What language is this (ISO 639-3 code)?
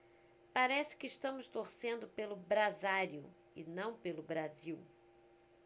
por